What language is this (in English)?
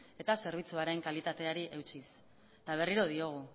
Basque